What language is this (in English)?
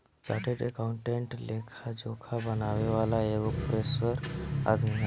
Bhojpuri